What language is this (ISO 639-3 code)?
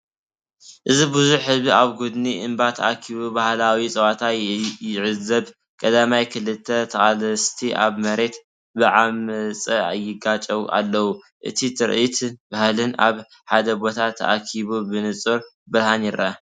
tir